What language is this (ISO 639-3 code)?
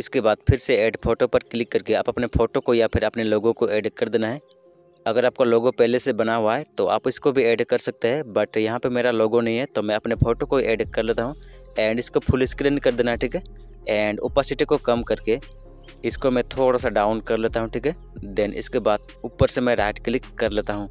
hin